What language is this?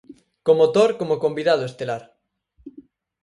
Galician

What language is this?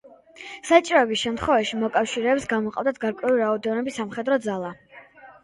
Georgian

